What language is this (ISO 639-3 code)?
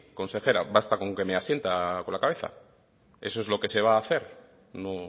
spa